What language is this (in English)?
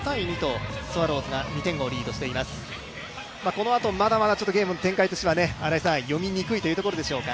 Japanese